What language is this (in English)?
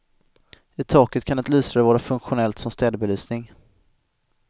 Swedish